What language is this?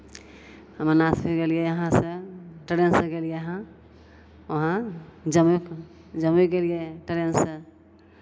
Maithili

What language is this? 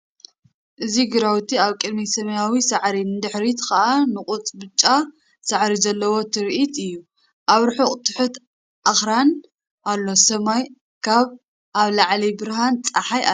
Tigrinya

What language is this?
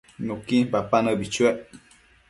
Matsés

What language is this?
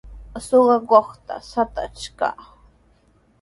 Sihuas Ancash Quechua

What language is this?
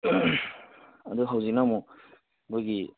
Manipuri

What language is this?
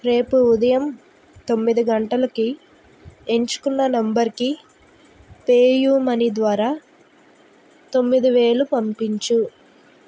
Telugu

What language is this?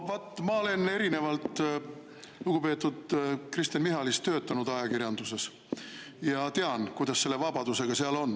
Estonian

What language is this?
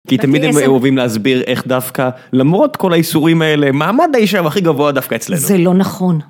Hebrew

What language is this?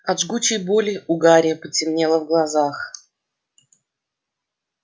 Russian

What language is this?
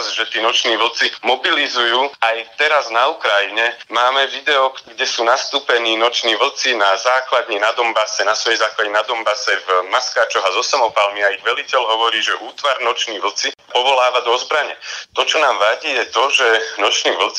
Slovak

